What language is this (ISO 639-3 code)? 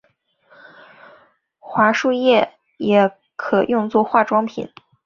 zho